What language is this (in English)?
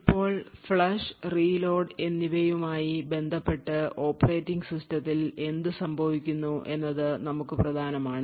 Malayalam